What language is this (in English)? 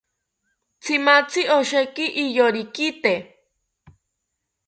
South Ucayali Ashéninka